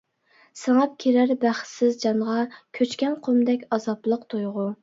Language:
Uyghur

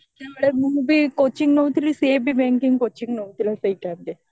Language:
Odia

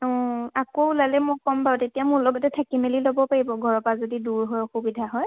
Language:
Assamese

